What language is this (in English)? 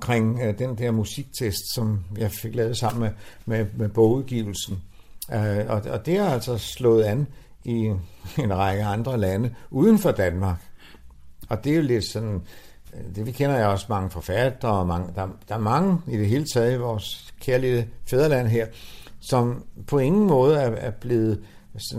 Danish